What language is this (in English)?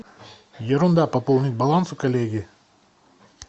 Russian